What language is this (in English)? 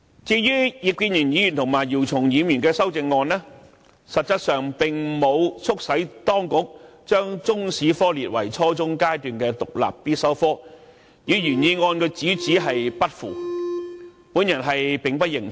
Cantonese